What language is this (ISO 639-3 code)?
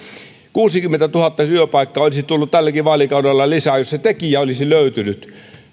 fin